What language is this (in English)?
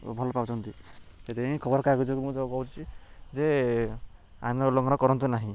Odia